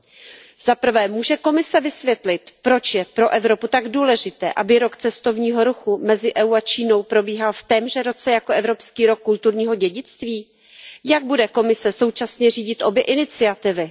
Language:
Czech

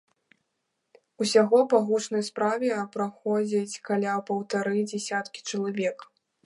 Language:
Belarusian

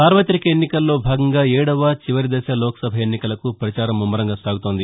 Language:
Telugu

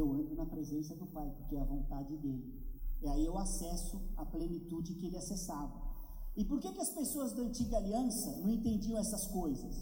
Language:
Portuguese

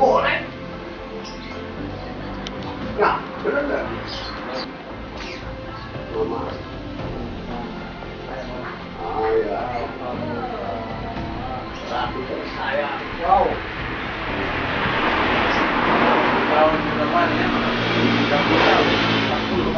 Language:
Indonesian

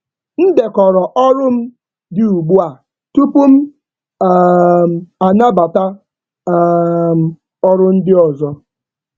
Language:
Igbo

